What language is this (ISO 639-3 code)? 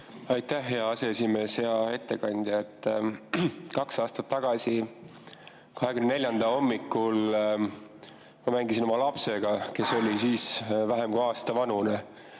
est